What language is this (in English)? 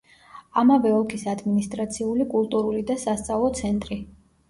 Georgian